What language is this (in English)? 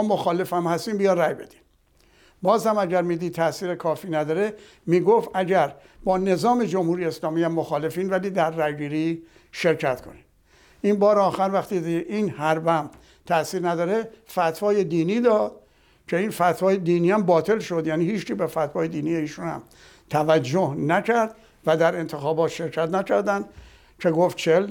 Persian